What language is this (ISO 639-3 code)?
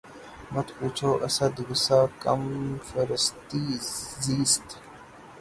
urd